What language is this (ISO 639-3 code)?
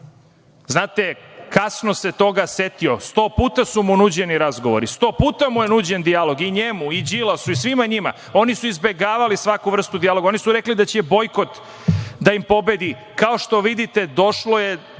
srp